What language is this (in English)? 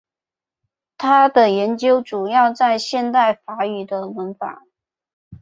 Chinese